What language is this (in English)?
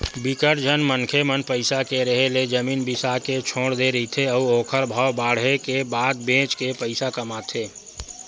Chhattisgarhi